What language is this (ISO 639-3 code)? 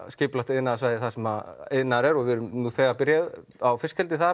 isl